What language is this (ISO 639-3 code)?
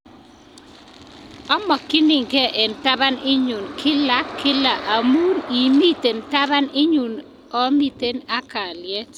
kln